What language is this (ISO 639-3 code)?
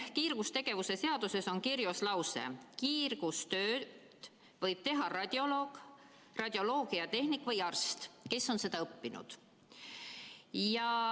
est